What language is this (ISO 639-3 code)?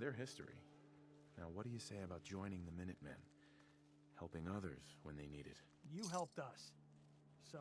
tur